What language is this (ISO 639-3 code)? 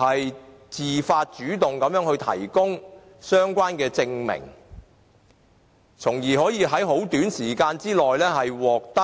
yue